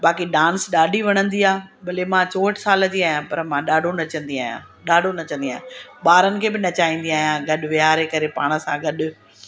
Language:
Sindhi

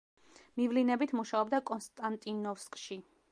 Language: Georgian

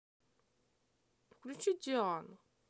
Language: Russian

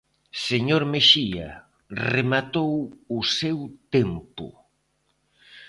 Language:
Galician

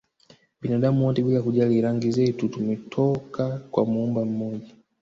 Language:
Swahili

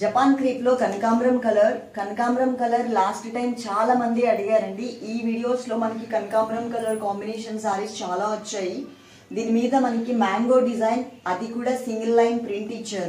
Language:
Hindi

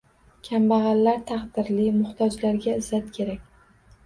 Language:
Uzbek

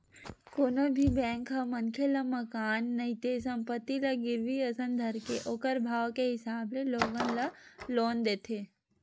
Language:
Chhattisgarhi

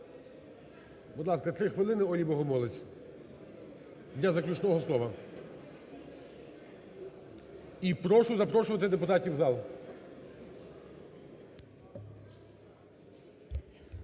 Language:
Ukrainian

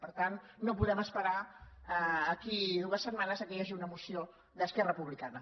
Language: Catalan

